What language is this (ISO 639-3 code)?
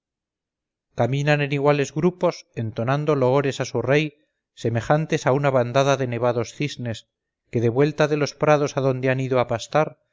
spa